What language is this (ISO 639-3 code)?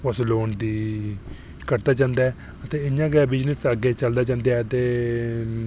doi